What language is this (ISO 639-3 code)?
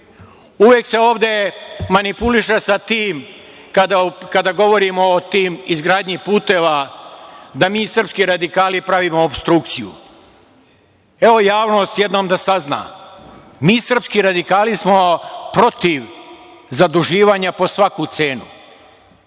srp